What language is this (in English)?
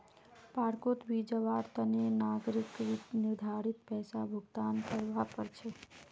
Magahi